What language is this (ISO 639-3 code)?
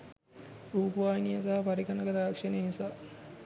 sin